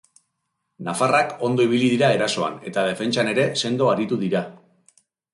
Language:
Basque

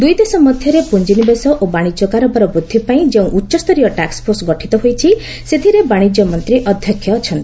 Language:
Odia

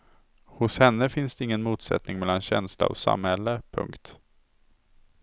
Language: Swedish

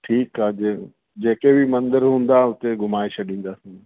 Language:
Sindhi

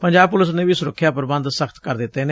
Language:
Punjabi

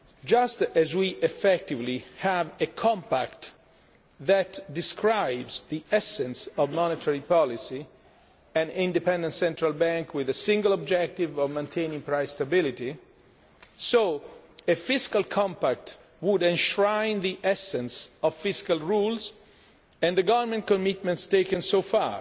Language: English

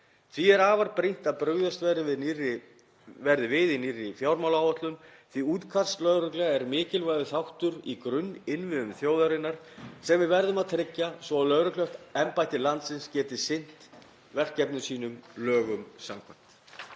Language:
Icelandic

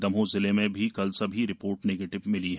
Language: Hindi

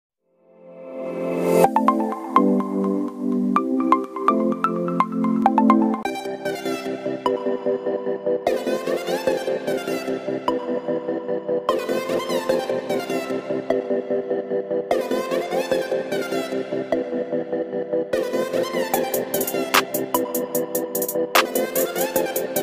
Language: Romanian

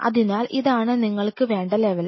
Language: Malayalam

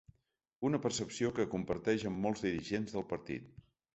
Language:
Catalan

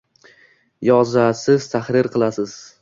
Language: Uzbek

